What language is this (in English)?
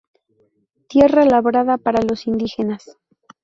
Spanish